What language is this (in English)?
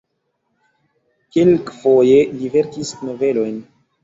Esperanto